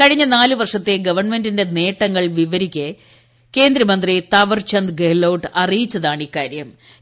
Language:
Malayalam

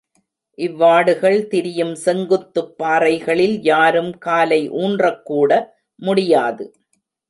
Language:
Tamil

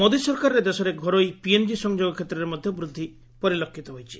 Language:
Odia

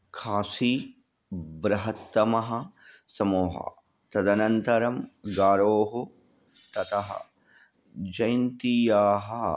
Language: Sanskrit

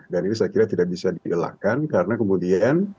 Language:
Indonesian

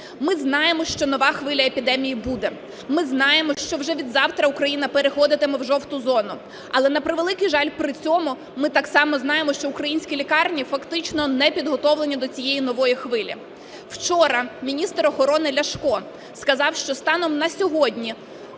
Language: Ukrainian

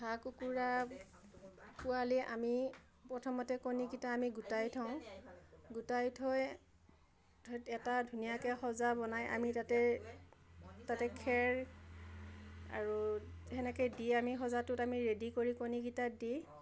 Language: Assamese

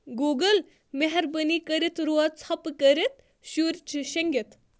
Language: Kashmiri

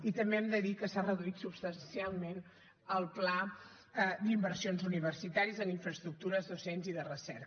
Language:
Catalan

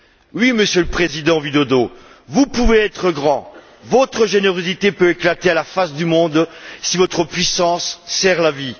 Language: French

